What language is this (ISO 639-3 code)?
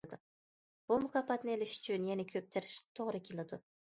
uig